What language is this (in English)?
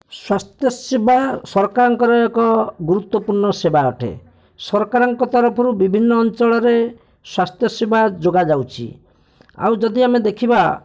Odia